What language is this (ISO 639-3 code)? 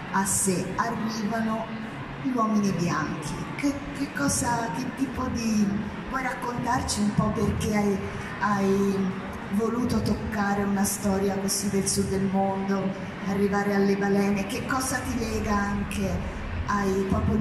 ita